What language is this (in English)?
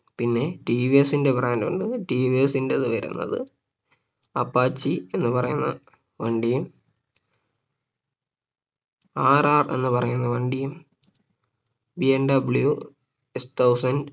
Malayalam